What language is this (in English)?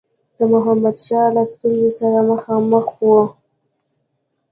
Pashto